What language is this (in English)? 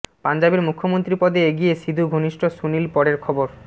Bangla